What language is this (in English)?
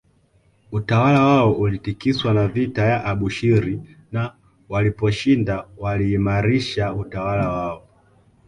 Swahili